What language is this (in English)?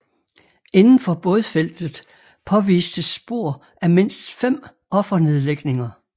Danish